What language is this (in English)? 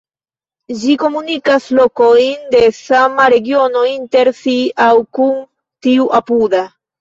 Esperanto